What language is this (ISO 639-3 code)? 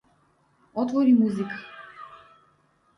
mkd